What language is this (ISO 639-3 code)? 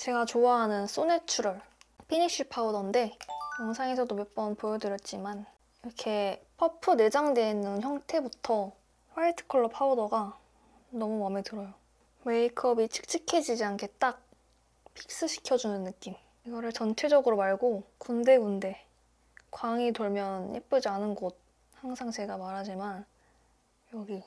kor